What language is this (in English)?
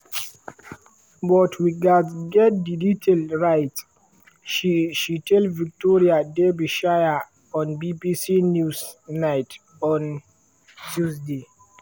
Nigerian Pidgin